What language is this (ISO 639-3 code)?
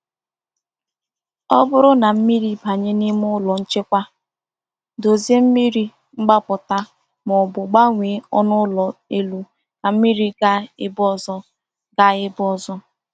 ibo